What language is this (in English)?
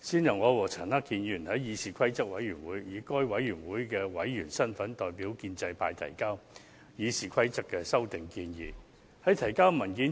Cantonese